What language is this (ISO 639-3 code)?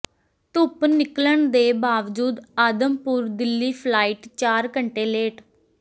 pan